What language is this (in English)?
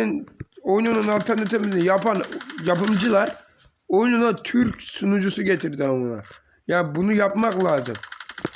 Turkish